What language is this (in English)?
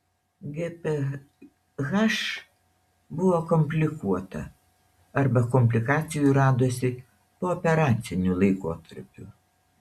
Lithuanian